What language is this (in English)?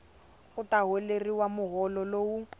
Tsonga